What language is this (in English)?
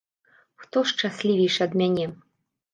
Belarusian